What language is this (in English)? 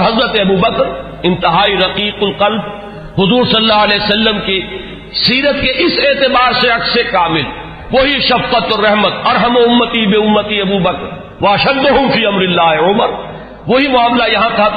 Urdu